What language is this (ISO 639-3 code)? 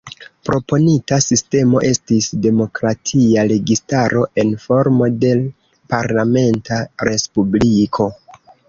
epo